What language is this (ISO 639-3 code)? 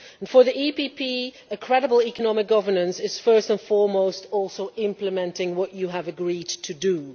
eng